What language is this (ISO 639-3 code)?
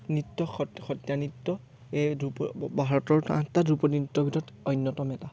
asm